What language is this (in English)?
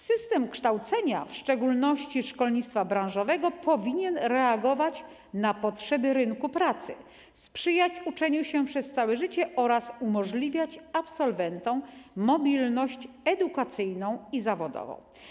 Polish